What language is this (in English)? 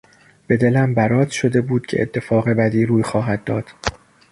Persian